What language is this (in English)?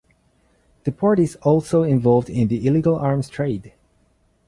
English